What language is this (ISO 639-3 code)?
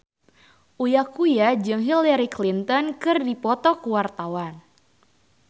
sun